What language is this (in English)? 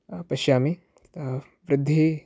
Sanskrit